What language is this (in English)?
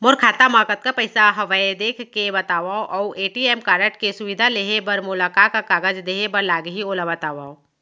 Chhattisgarhi